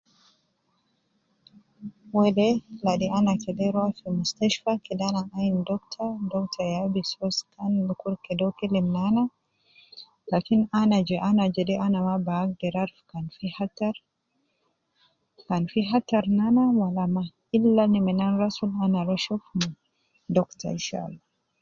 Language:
Nubi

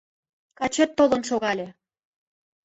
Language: Mari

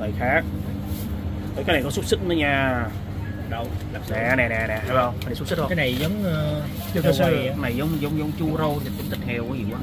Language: Vietnamese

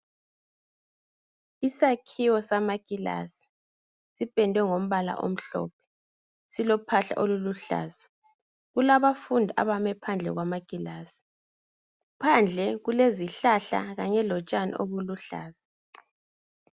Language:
North Ndebele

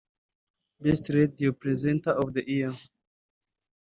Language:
Kinyarwanda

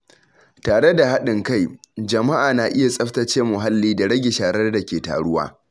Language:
Hausa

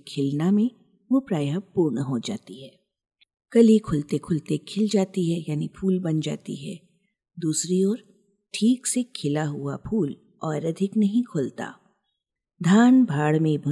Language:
Hindi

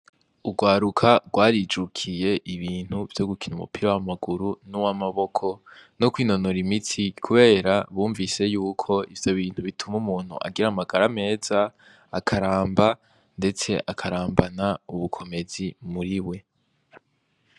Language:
Rundi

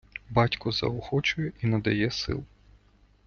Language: Ukrainian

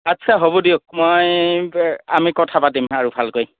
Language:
Assamese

